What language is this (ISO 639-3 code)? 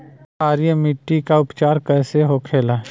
bho